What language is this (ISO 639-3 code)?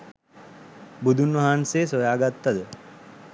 sin